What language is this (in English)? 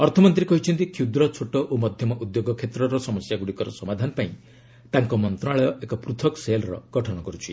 Odia